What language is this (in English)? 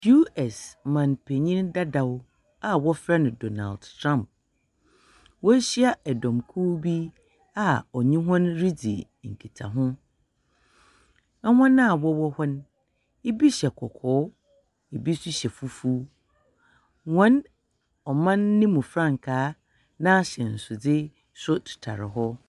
Akan